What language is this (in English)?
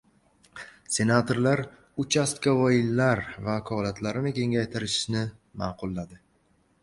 Uzbek